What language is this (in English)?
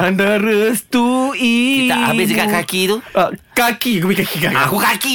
Malay